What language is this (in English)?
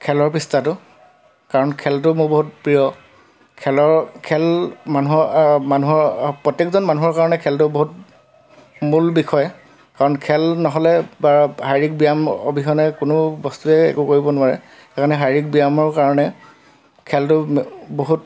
Assamese